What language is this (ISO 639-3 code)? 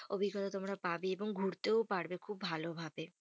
ben